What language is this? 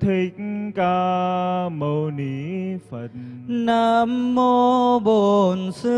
Vietnamese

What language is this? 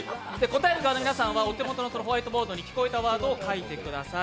Japanese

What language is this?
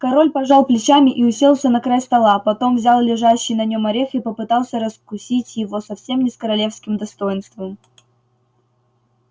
Russian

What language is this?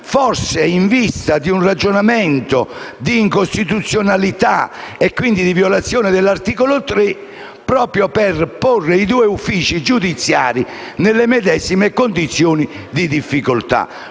Italian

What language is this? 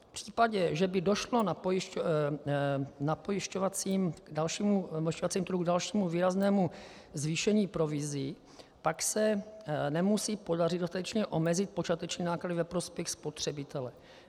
Czech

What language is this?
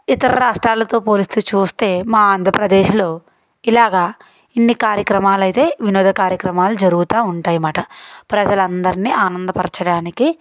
Telugu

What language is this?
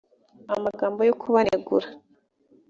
Kinyarwanda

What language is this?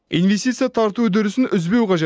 Kazakh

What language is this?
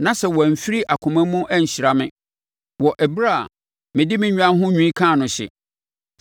Akan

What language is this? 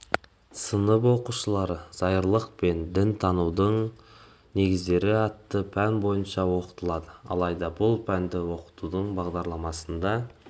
Kazakh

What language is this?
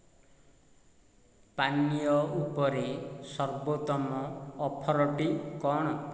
Odia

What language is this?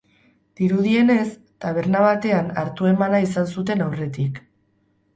Basque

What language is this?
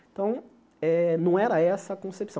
Portuguese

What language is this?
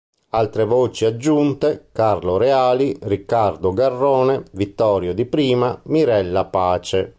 Italian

